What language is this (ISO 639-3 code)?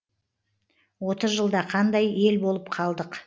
kaz